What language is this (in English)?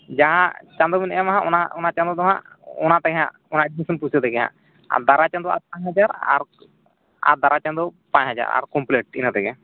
Santali